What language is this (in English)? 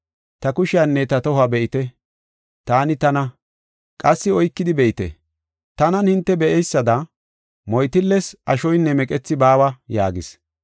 Gofa